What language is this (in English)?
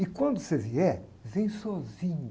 Portuguese